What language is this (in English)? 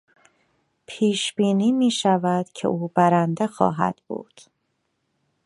Persian